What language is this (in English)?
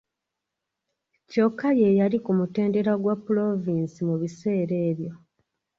Ganda